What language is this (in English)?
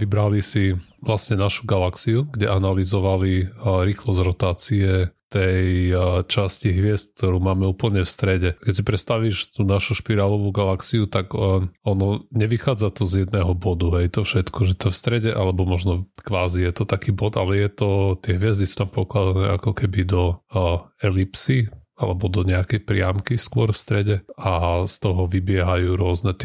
Slovak